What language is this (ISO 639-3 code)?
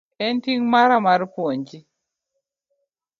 luo